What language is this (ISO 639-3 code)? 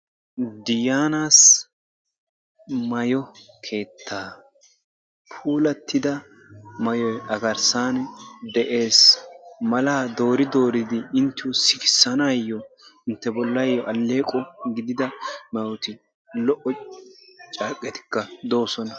wal